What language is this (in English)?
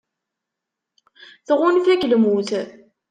Kabyle